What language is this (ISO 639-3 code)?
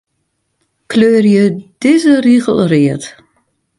fry